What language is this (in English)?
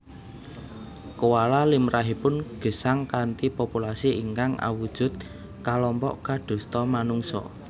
Javanese